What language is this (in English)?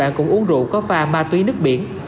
Vietnamese